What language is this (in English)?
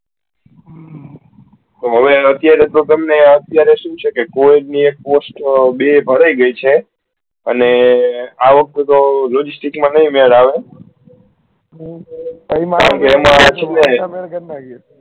Gujarati